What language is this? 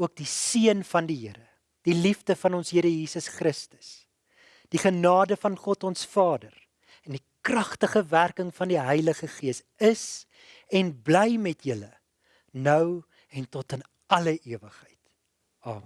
Dutch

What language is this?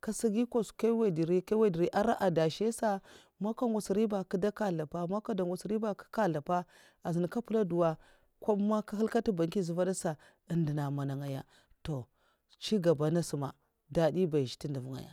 Mafa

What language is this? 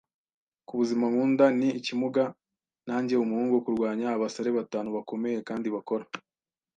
Kinyarwanda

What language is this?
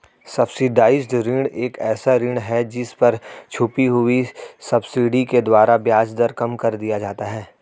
Hindi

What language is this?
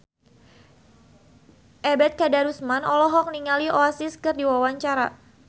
Sundanese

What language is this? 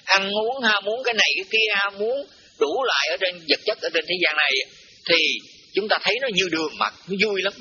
Vietnamese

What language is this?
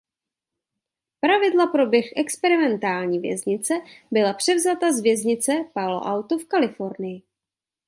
Czech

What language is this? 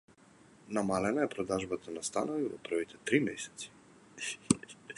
Macedonian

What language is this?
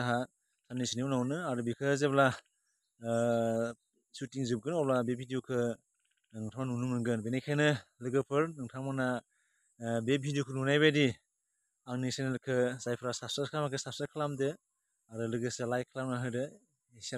Bangla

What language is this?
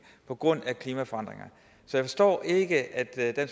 Danish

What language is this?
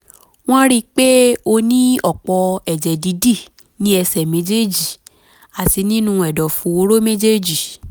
Yoruba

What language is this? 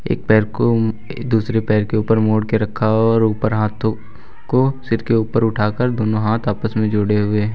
Hindi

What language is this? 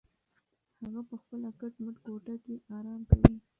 Pashto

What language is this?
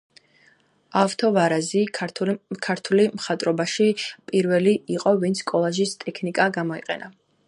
Georgian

